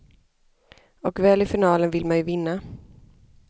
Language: Swedish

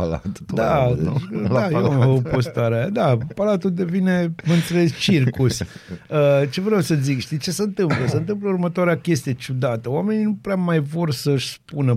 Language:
Romanian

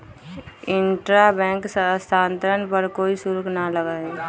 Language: Magahi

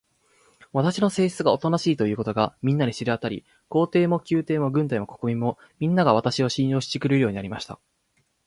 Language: Japanese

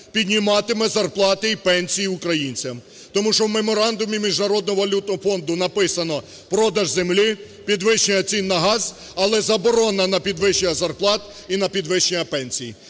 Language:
Ukrainian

